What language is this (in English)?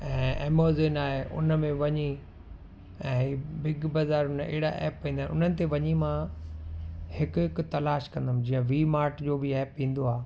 Sindhi